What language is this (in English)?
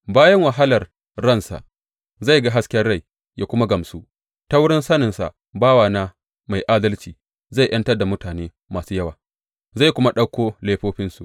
Hausa